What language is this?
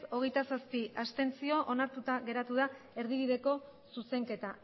Basque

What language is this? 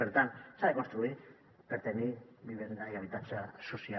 Catalan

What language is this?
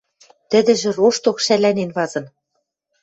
Western Mari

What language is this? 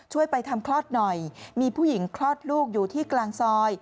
Thai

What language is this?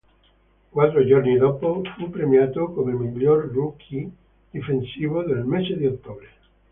Italian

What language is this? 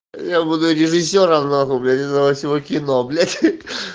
Russian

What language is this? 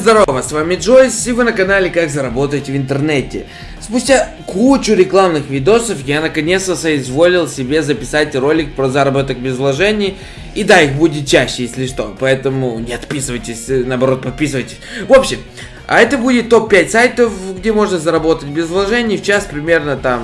Russian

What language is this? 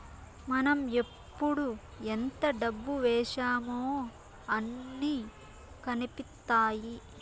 Telugu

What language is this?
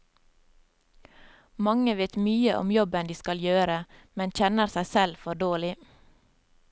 Norwegian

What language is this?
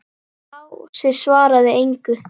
Icelandic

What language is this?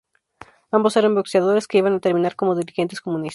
Spanish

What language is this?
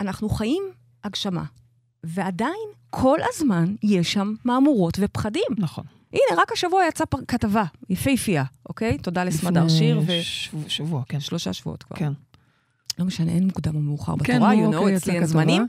Hebrew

